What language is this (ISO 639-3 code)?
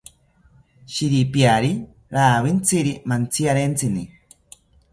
cpy